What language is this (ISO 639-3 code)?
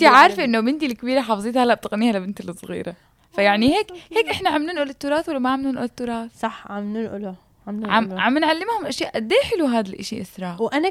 ara